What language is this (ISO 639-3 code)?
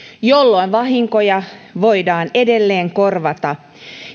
fin